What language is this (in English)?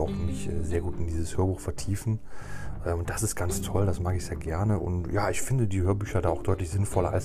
German